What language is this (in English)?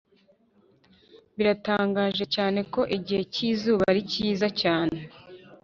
Kinyarwanda